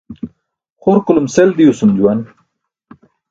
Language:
Burushaski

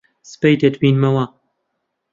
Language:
Central Kurdish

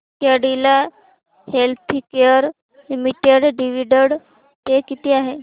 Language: Marathi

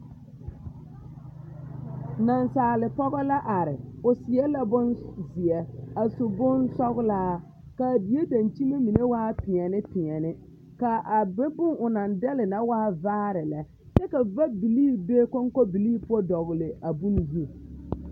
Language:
Southern Dagaare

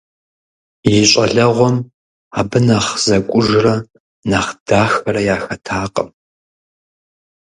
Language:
Kabardian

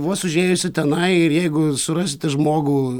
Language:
Lithuanian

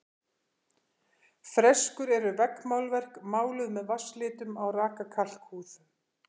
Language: Icelandic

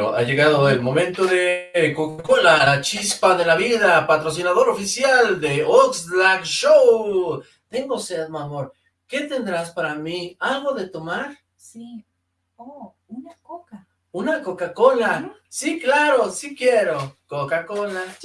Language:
Spanish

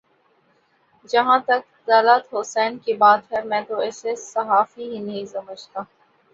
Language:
Urdu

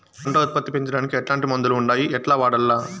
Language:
Telugu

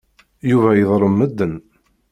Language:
Kabyle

